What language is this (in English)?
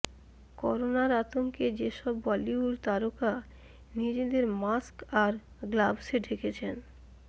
Bangla